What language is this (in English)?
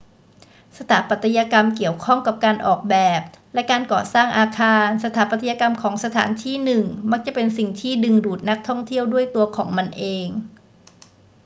Thai